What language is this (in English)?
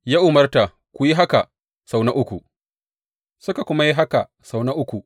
Hausa